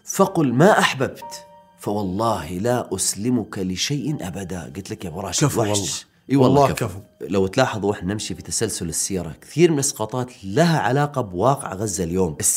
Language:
Arabic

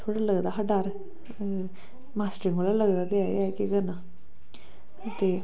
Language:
Dogri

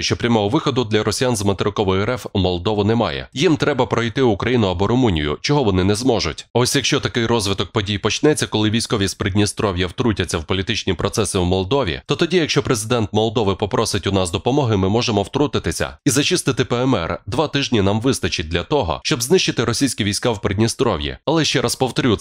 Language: Ukrainian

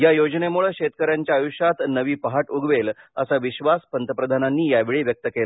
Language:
Marathi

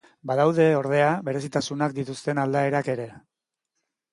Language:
Basque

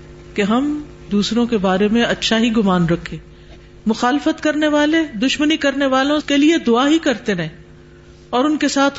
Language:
Urdu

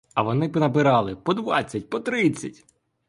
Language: Ukrainian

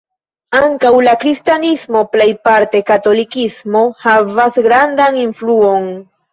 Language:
Esperanto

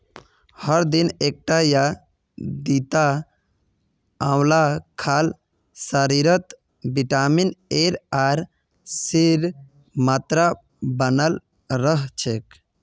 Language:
Magahi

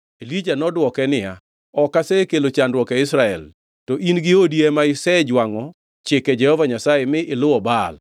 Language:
Luo (Kenya and Tanzania)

